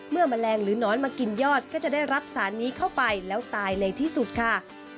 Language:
Thai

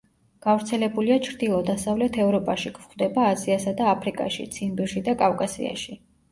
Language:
Georgian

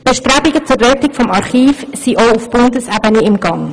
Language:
Swiss German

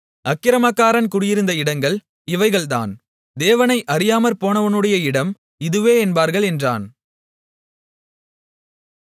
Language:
Tamil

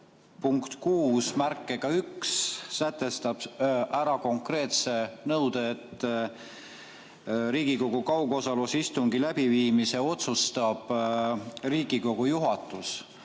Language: Estonian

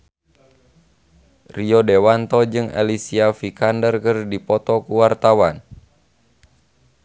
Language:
Sundanese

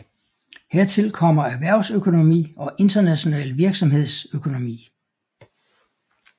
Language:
Danish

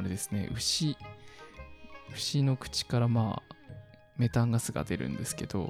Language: Japanese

